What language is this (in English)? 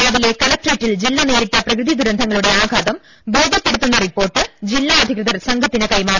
Malayalam